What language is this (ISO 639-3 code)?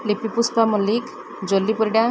ori